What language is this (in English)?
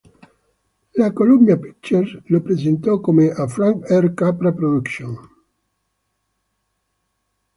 Italian